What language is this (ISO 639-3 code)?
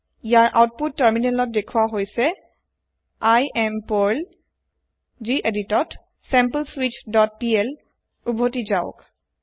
asm